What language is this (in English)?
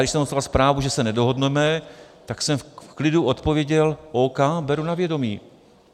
Czech